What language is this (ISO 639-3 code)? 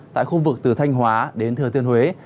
vie